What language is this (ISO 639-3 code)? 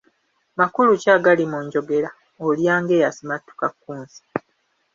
lug